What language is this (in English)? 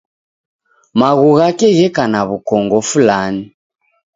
Taita